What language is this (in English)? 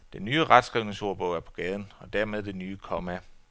Danish